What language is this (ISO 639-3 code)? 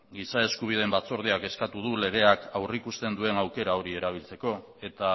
eus